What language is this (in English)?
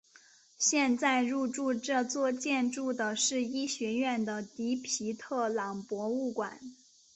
Chinese